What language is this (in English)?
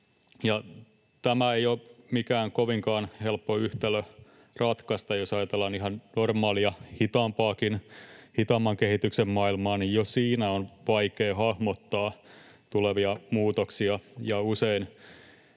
Finnish